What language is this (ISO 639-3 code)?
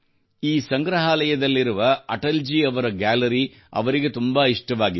kan